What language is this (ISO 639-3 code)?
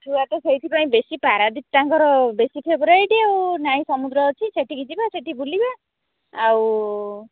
ori